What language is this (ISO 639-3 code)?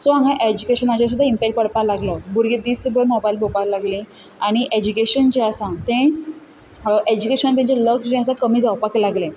kok